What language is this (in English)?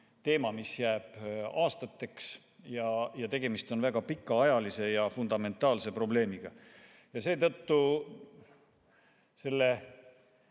Estonian